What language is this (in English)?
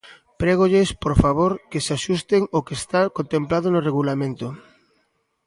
Galician